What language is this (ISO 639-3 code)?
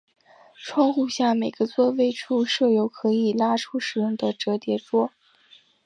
zho